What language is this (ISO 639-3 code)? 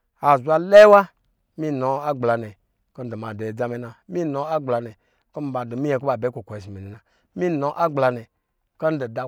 mgi